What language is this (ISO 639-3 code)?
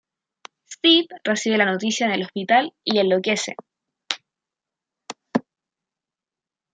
spa